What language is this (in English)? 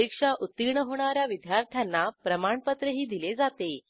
Marathi